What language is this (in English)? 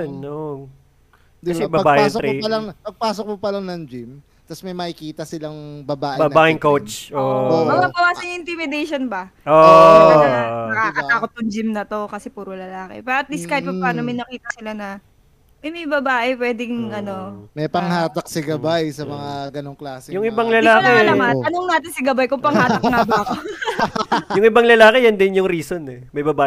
Filipino